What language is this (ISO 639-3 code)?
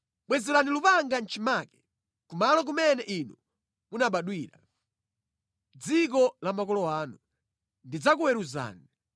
nya